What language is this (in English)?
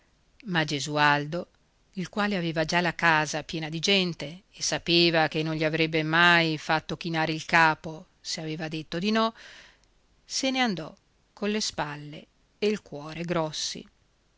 Italian